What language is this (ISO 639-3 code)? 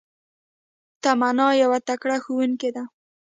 pus